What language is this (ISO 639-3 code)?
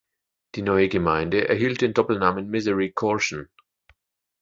deu